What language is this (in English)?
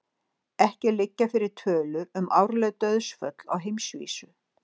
Icelandic